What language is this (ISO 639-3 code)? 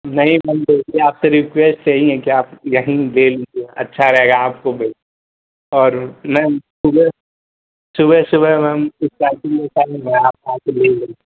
hin